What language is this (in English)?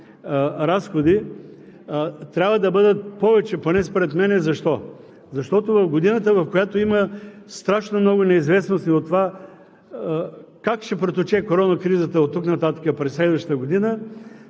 Bulgarian